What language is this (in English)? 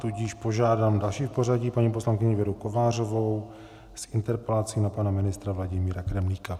Czech